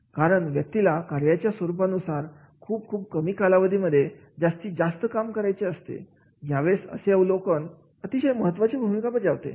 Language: Marathi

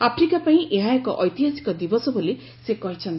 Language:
Odia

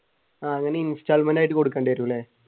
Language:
Malayalam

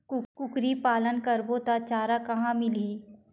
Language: Chhattisgarhi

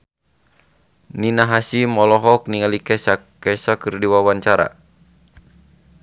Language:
Sundanese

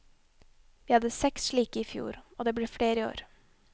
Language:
Norwegian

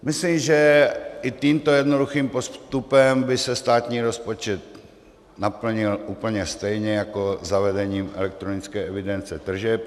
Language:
Czech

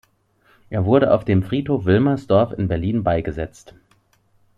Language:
German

